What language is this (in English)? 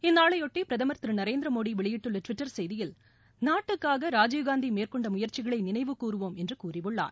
Tamil